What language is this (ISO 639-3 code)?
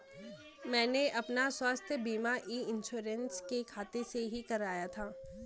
hin